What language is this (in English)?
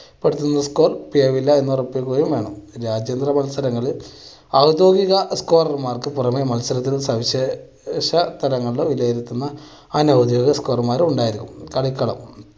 Malayalam